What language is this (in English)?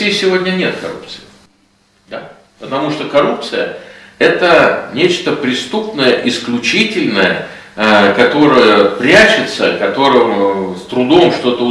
Russian